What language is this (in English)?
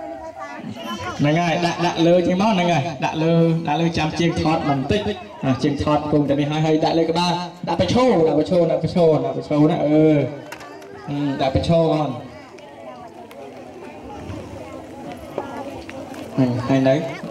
Vietnamese